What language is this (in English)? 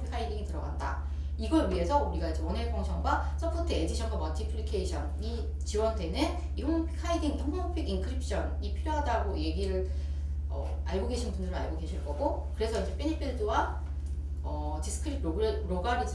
Korean